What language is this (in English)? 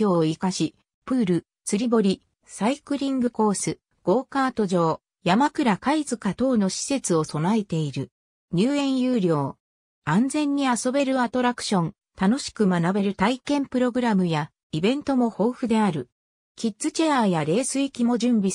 Japanese